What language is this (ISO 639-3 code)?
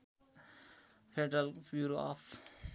nep